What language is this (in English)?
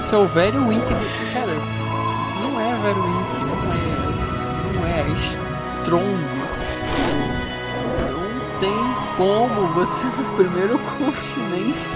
Portuguese